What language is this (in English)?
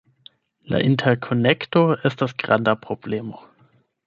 Esperanto